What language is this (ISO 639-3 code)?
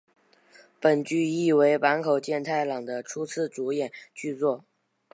zho